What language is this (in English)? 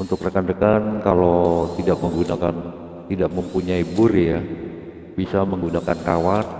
Indonesian